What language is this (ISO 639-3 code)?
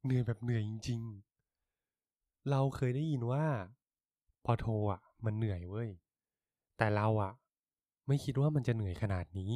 tha